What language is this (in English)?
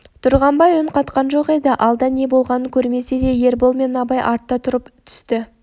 Kazakh